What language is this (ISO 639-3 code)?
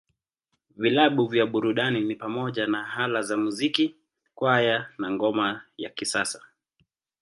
swa